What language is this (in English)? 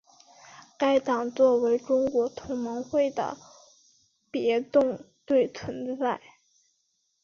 Chinese